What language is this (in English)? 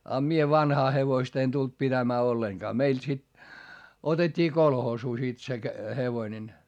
Finnish